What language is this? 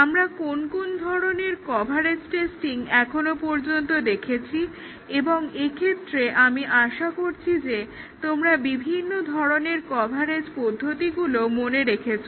Bangla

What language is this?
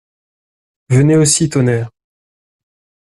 French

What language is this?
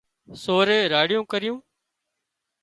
Wadiyara Koli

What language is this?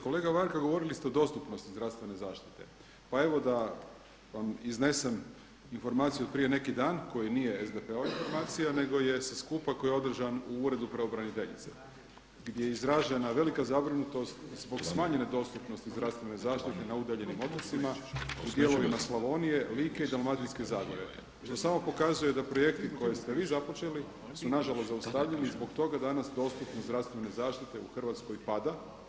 Croatian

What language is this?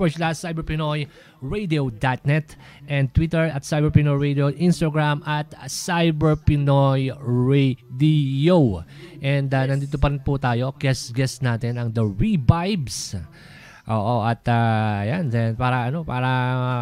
Filipino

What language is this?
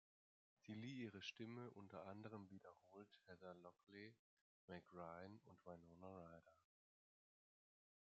German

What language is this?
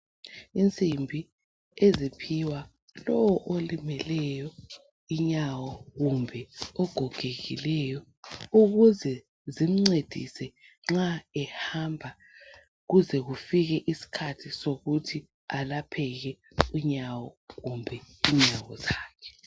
North Ndebele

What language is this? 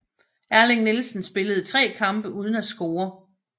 Danish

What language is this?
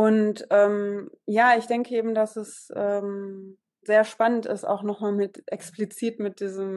German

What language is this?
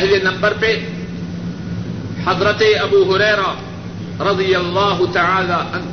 Urdu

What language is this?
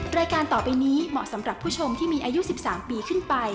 Thai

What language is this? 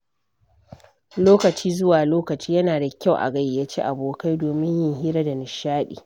Hausa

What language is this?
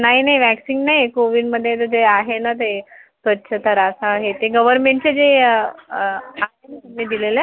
Marathi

